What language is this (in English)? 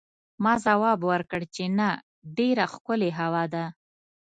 Pashto